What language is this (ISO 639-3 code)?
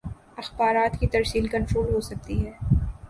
urd